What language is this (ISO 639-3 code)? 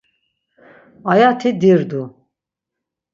lzz